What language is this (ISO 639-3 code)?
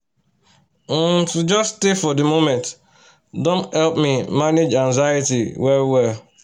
pcm